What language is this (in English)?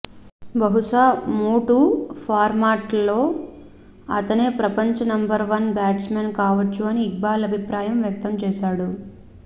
Telugu